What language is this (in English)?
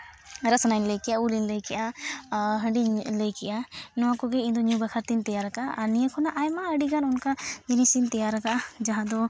Santali